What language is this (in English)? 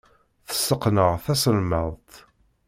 Kabyle